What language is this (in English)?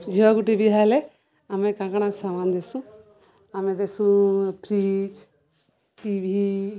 Odia